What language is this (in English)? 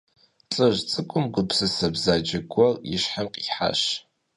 Kabardian